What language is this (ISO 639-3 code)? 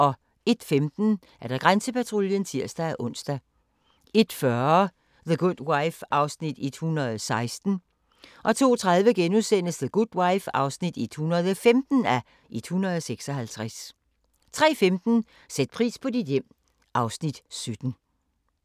dan